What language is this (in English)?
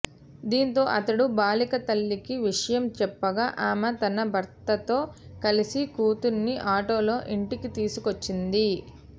Telugu